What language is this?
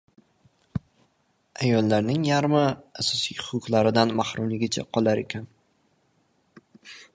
Uzbek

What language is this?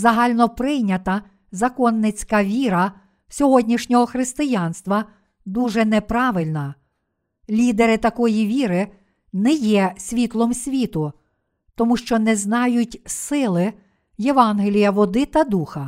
Ukrainian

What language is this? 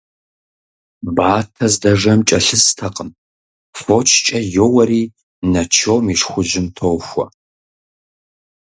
Kabardian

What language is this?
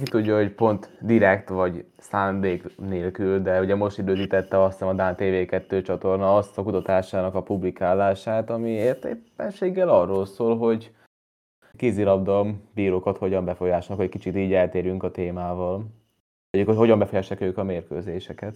Hungarian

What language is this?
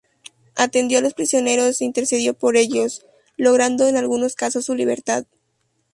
Spanish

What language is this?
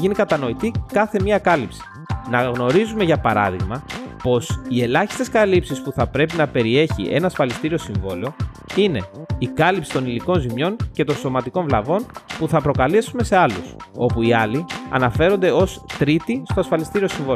Greek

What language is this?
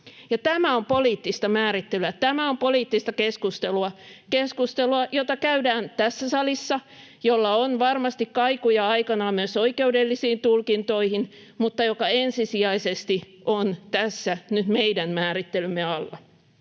Finnish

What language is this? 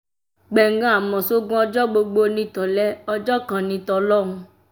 Yoruba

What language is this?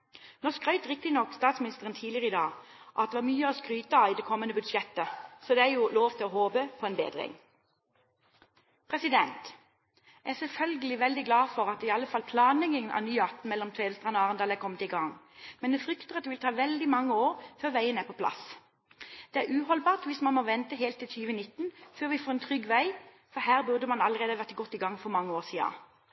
Norwegian Bokmål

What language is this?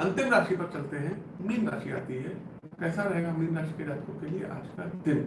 Hindi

